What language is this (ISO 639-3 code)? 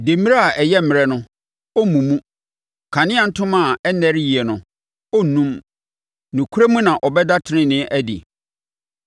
aka